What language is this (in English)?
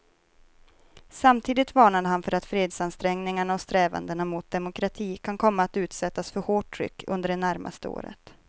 Swedish